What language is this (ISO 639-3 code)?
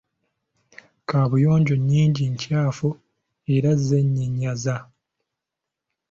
lug